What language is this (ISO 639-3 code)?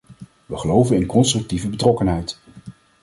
nld